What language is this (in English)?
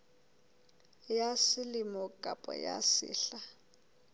Southern Sotho